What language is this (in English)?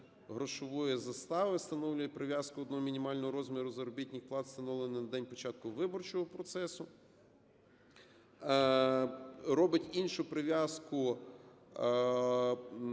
Ukrainian